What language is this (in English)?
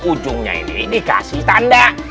Indonesian